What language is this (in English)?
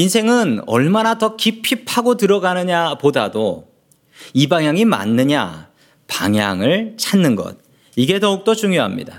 Korean